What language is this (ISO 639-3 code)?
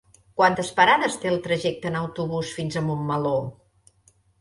cat